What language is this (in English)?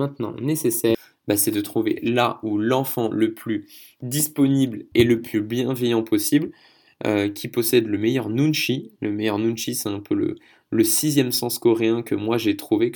French